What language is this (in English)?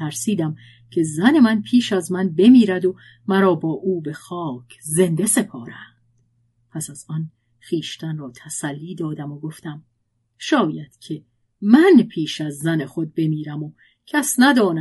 Persian